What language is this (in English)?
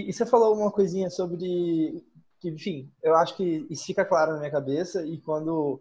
Portuguese